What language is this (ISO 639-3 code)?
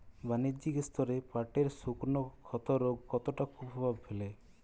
ben